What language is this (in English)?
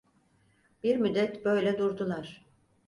Turkish